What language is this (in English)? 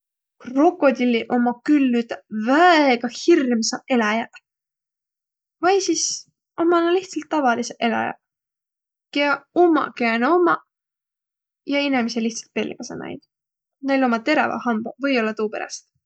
Võro